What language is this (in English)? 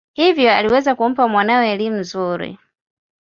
Swahili